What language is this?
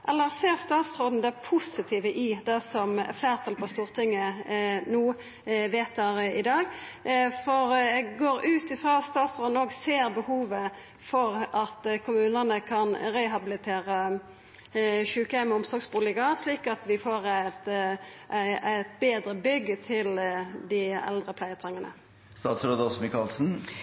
Norwegian Nynorsk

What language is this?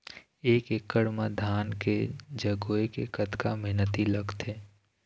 Chhattisgarhi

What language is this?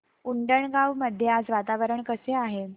Marathi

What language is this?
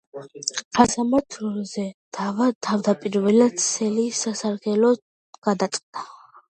Georgian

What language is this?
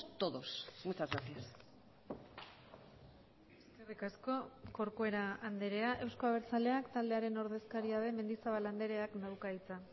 Basque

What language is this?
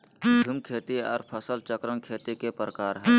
Magahi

